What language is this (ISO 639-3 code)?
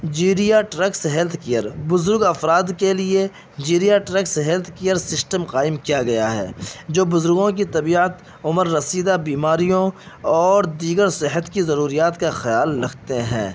urd